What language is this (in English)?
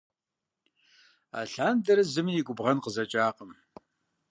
Kabardian